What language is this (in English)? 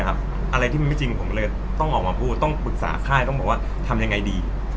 Thai